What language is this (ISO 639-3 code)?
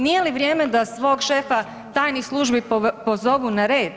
hrv